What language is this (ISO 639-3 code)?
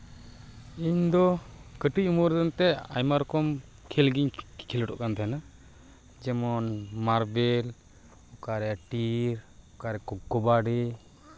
sat